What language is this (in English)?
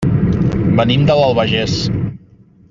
Catalan